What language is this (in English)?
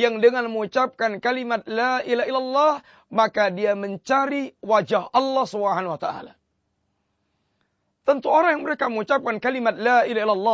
Malay